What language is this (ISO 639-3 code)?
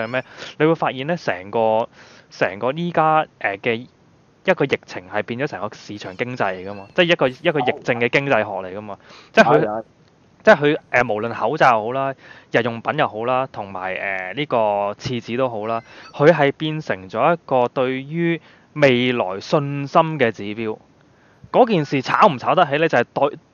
zho